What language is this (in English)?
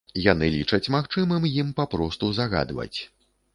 Belarusian